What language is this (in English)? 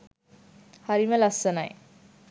Sinhala